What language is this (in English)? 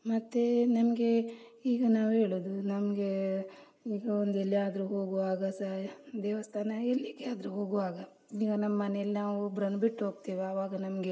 Kannada